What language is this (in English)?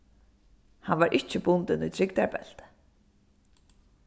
Faroese